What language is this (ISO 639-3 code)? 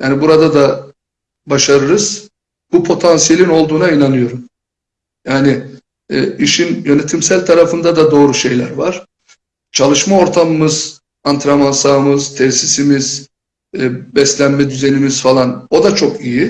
tur